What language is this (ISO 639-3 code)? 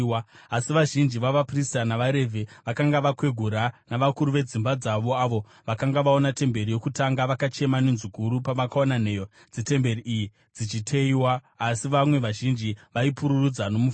sna